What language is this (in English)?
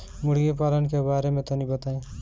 Bhojpuri